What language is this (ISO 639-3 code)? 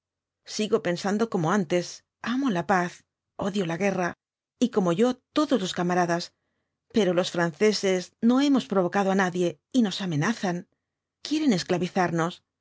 spa